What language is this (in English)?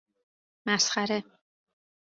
Persian